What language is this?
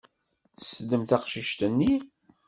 Kabyle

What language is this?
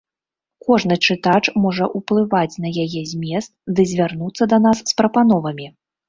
Belarusian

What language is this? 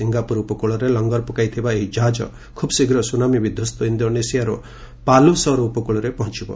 Odia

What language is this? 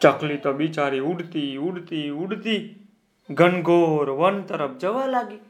Gujarati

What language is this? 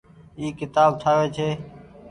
Goaria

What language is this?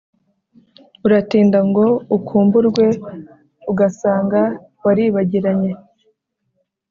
Kinyarwanda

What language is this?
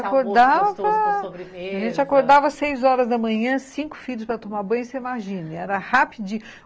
Portuguese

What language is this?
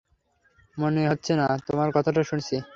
Bangla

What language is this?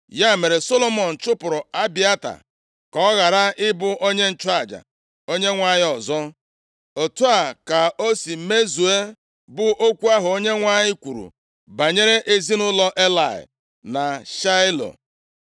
Igbo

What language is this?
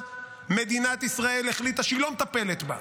Hebrew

